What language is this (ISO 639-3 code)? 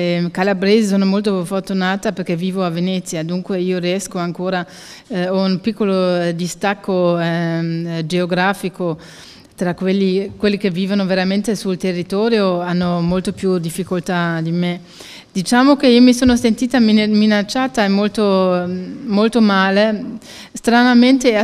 ita